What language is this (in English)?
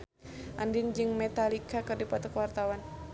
Sundanese